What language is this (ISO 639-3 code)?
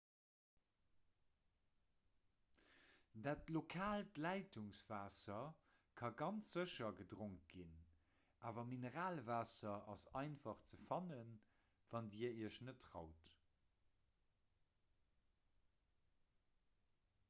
ltz